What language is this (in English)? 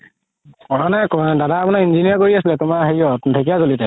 Assamese